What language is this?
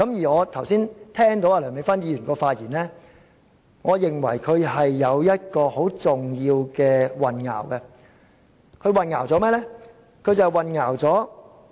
Cantonese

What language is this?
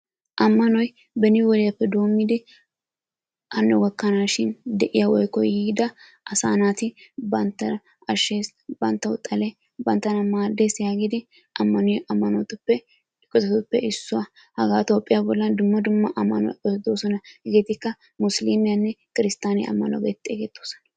Wolaytta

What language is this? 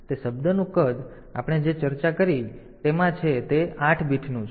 Gujarati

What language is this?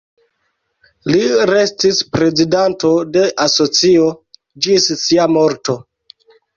Esperanto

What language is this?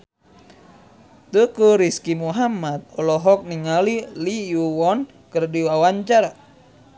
Sundanese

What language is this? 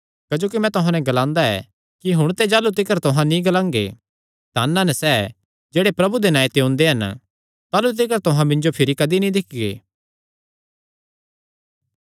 Kangri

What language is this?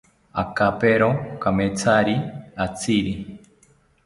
South Ucayali Ashéninka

